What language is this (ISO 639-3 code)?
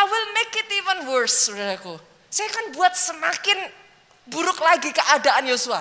ind